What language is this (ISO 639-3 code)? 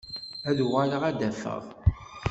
kab